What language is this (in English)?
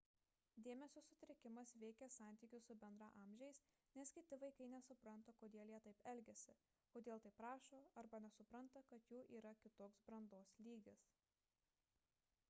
Lithuanian